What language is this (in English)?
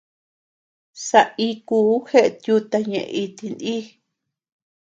Tepeuxila Cuicatec